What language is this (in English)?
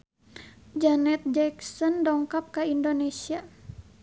Sundanese